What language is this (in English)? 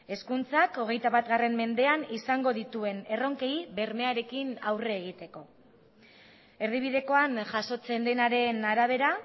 Basque